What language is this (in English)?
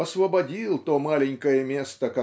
Russian